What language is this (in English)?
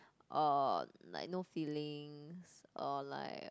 English